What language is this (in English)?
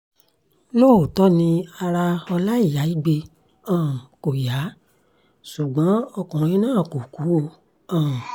Yoruba